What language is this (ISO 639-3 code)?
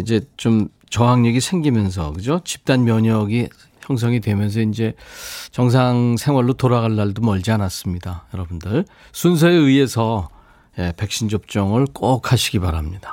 kor